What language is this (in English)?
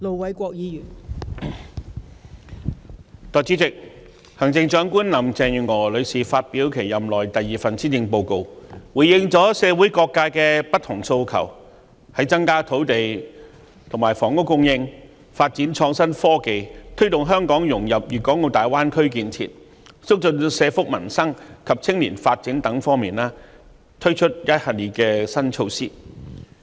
Cantonese